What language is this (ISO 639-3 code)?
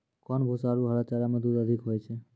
mai